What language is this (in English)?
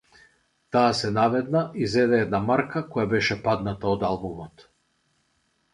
Macedonian